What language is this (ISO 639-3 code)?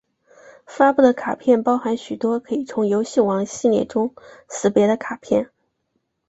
zho